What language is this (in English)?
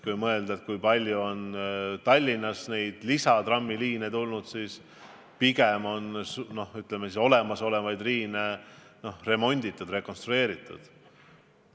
Estonian